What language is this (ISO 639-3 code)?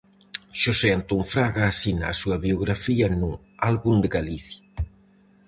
glg